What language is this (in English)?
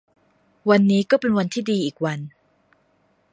Thai